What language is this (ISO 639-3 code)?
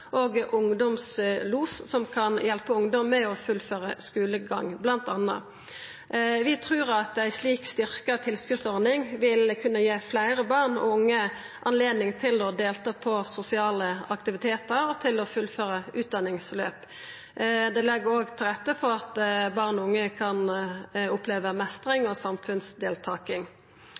nno